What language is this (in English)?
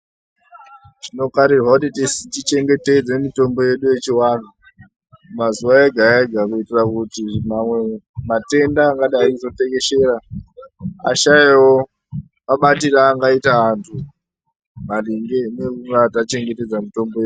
Ndau